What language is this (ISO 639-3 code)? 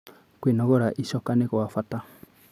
kik